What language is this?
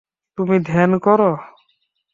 Bangla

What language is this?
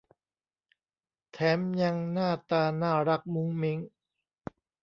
Thai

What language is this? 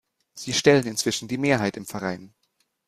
German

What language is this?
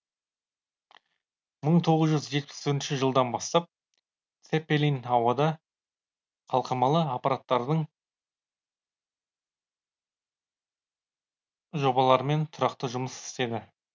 Kazakh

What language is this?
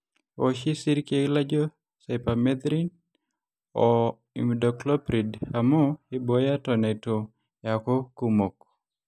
Masai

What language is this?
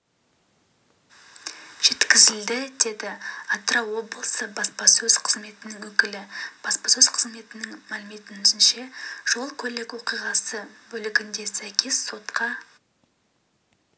Kazakh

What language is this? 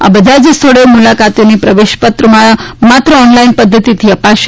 Gujarati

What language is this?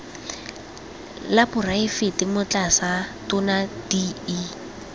Tswana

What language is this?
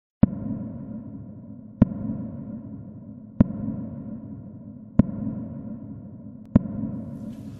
Ukrainian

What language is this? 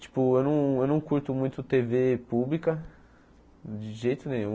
Portuguese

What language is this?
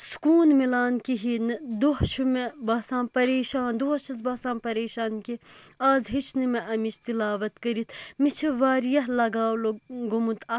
Kashmiri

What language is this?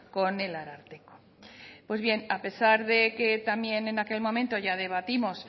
Spanish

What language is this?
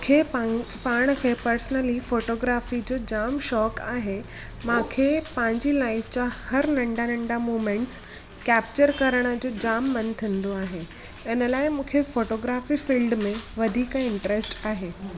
Sindhi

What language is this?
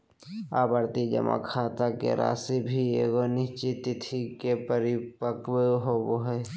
Magahi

